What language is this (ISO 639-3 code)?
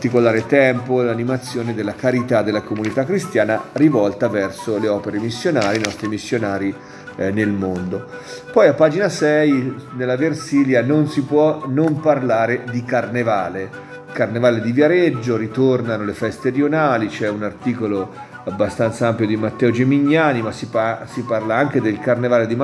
ita